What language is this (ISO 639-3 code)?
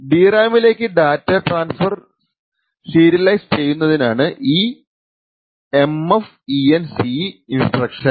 mal